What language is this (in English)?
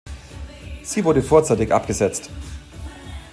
German